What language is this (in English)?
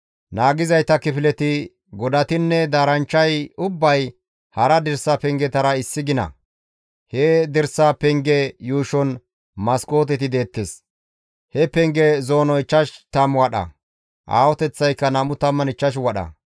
Gamo